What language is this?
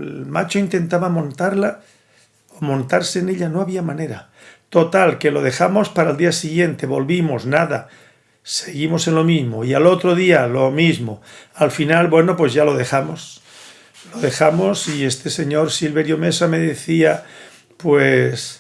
Spanish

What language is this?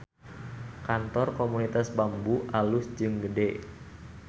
Sundanese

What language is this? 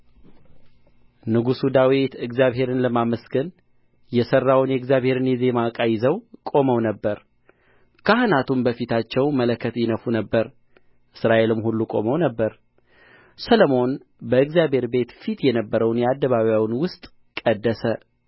Amharic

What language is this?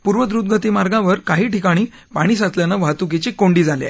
Marathi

